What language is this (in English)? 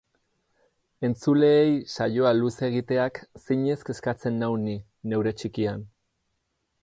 Basque